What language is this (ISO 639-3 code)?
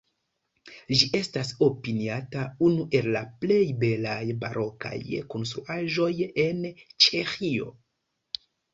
epo